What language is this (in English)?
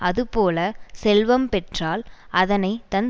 Tamil